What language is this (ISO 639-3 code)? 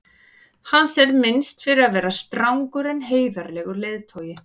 isl